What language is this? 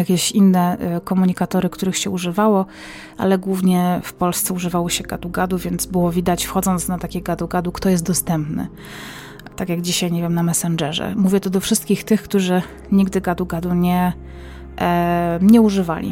Polish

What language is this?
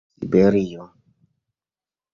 Esperanto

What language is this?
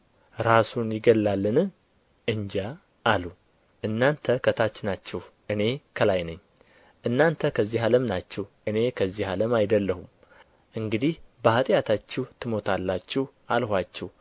Amharic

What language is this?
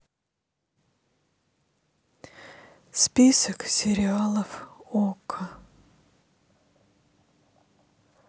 Russian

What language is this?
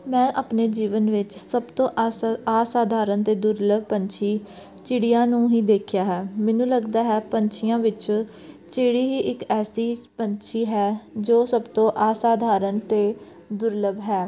Punjabi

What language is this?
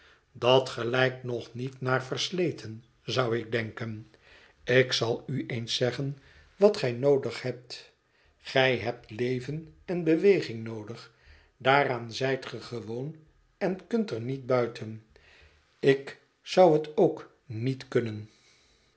Dutch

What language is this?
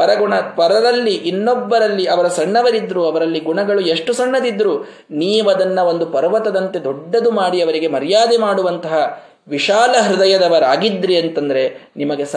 Kannada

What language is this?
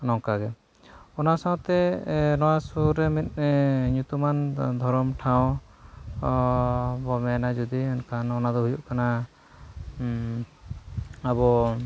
Santali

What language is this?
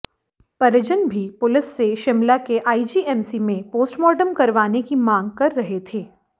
Hindi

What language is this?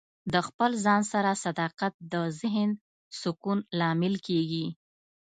Pashto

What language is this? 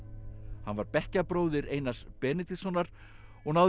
Icelandic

